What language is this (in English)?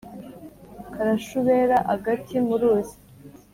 Kinyarwanda